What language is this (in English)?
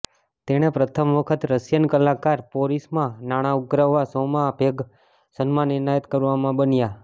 Gujarati